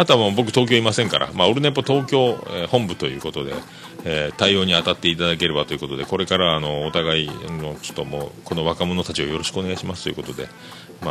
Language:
Japanese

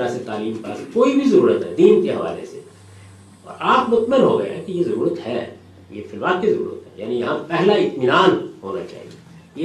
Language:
Urdu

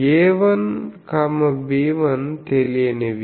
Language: Telugu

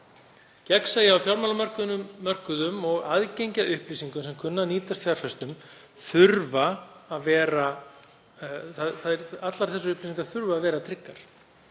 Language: Icelandic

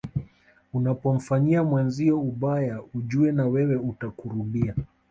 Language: Swahili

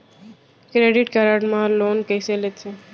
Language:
Chhattisgarhi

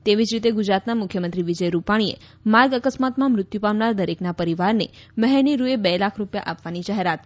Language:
Gujarati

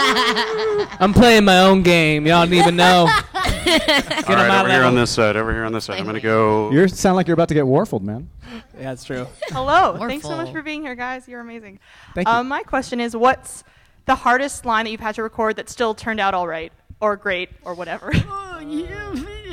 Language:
English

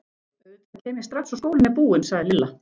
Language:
Icelandic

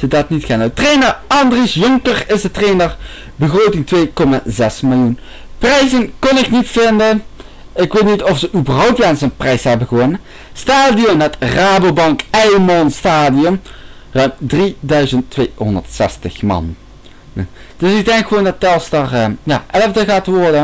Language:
Dutch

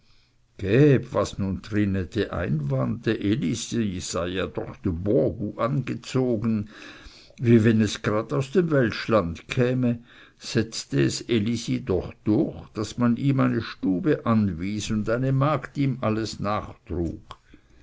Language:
German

